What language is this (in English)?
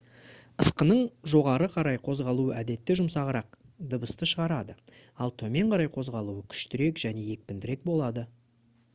Kazakh